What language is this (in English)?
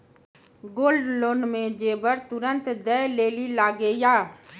Maithili